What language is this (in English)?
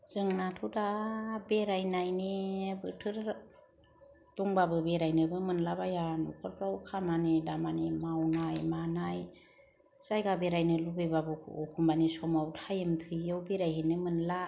Bodo